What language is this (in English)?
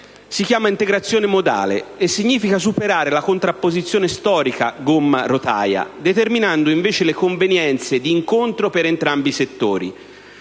Italian